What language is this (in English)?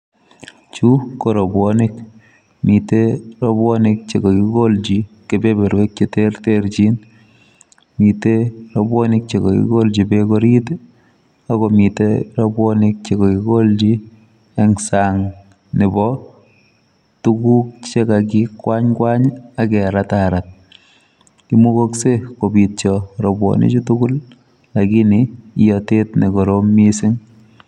Kalenjin